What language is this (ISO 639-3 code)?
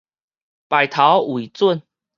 nan